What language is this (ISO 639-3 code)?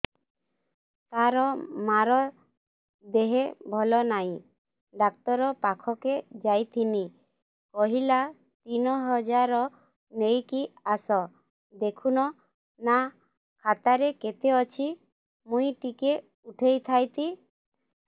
ori